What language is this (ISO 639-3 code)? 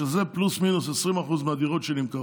heb